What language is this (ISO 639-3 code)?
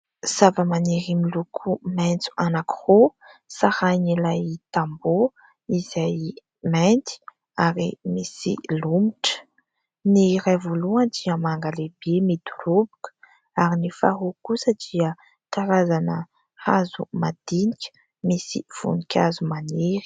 mlg